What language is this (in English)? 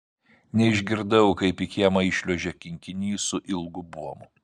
Lithuanian